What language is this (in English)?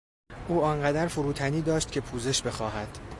Persian